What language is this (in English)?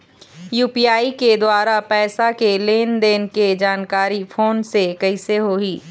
Chhattisgarhi